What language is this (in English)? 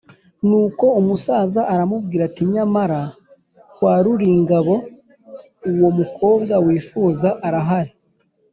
Kinyarwanda